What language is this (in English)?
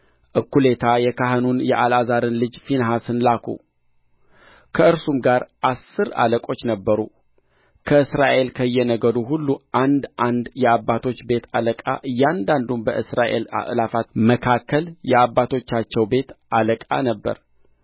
Amharic